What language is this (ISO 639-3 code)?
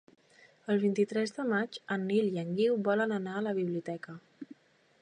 cat